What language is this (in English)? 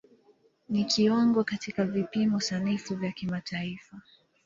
Swahili